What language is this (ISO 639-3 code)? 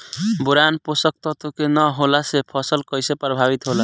bho